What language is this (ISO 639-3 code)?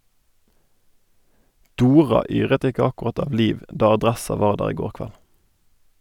nor